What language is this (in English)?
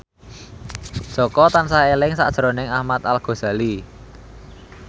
Javanese